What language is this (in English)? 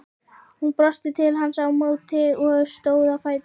Icelandic